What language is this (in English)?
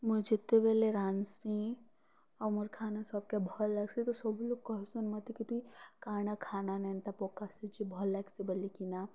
Odia